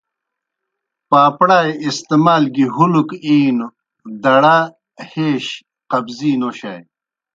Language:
Kohistani Shina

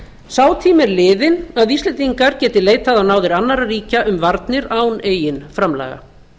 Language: Icelandic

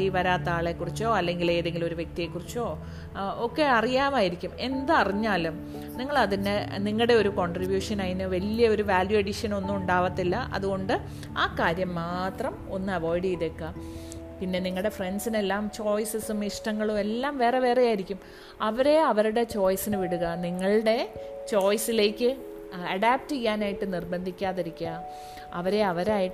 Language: Malayalam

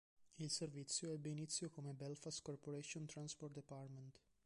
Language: Italian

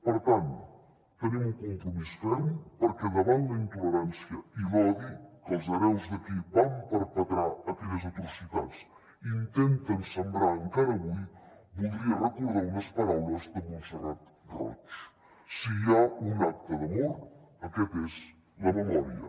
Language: Catalan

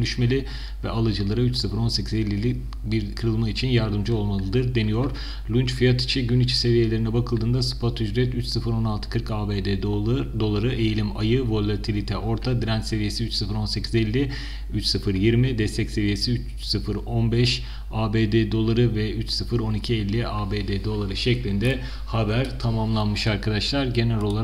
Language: Turkish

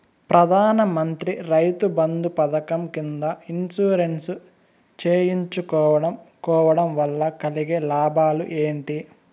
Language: Telugu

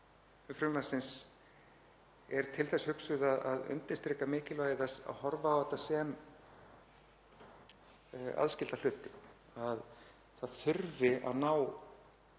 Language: Icelandic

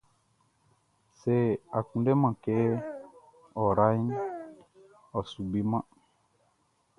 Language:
Baoulé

